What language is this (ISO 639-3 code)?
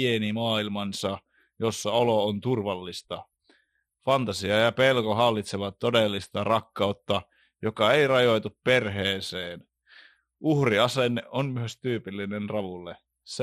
fin